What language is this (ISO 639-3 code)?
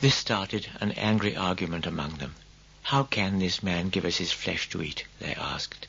eng